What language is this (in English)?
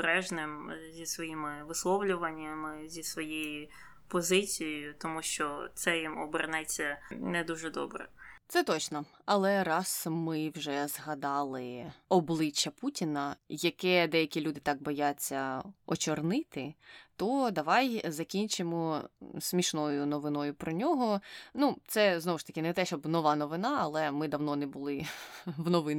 Ukrainian